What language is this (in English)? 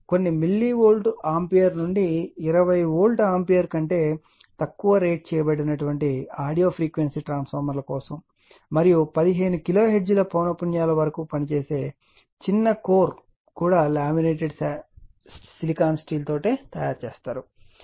Telugu